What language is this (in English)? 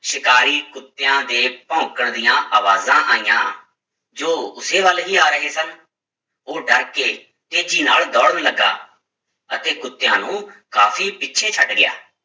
Punjabi